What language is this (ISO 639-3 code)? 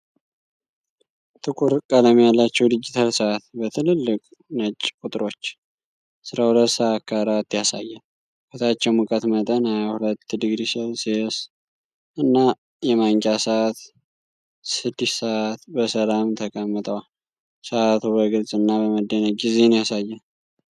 amh